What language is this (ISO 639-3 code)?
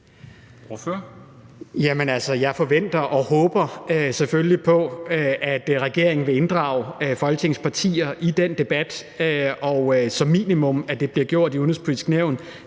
dan